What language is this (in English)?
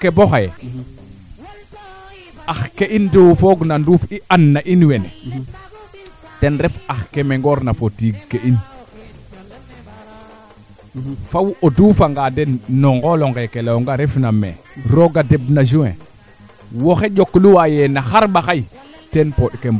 Serer